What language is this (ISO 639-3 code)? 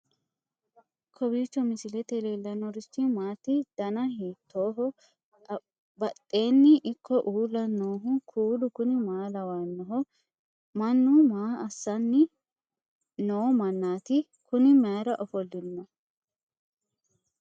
sid